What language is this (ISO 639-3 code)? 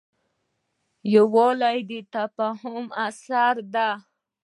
pus